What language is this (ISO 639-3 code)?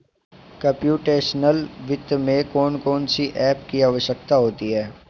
hin